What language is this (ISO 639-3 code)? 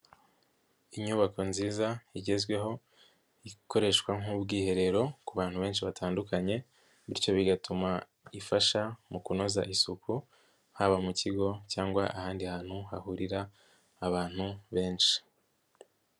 kin